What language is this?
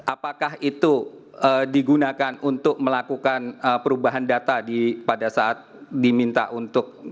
Indonesian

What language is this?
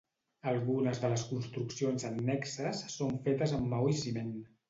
Catalan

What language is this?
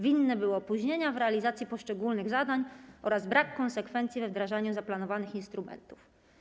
Polish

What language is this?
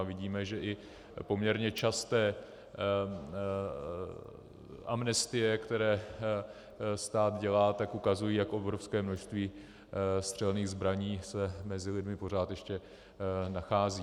Czech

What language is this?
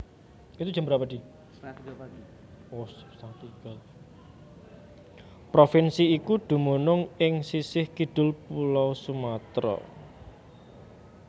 Javanese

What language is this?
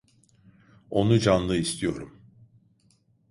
Turkish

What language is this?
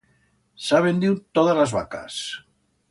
Aragonese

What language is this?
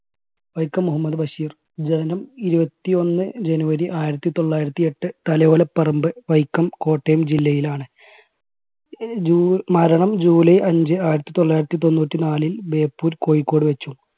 Malayalam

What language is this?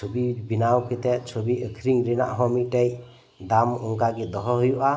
Santali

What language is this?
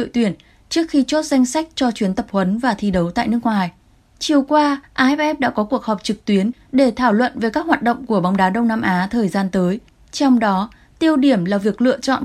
Vietnamese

